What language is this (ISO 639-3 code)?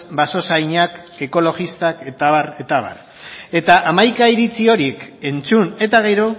eus